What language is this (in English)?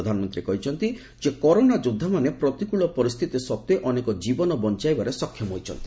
Odia